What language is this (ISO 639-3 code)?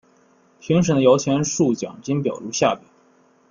zho